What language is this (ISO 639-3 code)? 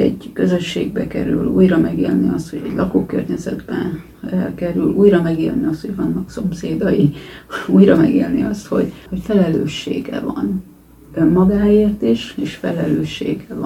hun